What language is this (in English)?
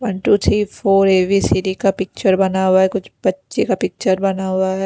Hindi